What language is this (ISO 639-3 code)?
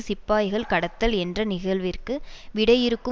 tam